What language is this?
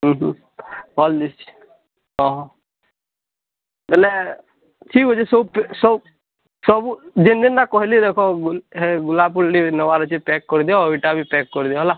Odia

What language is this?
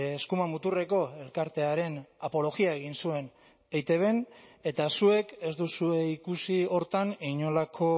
Basque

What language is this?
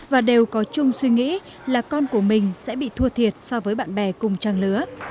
Vietnamese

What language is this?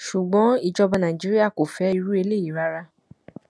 Yoruba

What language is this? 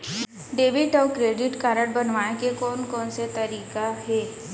Chhattisgarhi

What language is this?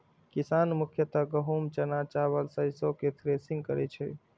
Maithili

